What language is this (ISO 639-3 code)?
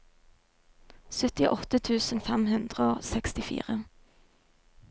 nor